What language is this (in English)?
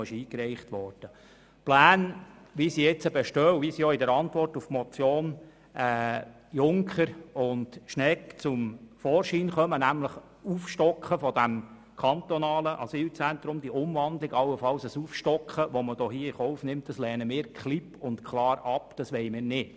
Swiss German